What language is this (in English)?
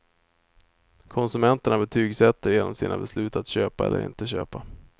Swedish